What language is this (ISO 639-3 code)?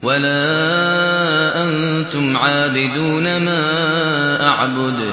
ara